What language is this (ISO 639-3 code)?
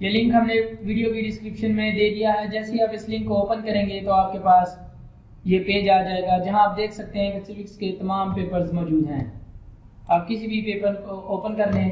hin